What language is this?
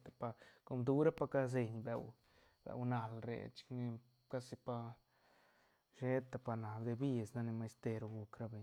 Santa Catarina Albarradas Zapotec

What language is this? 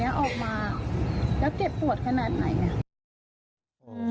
Thai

